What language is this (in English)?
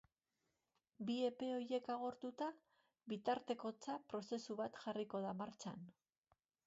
Basque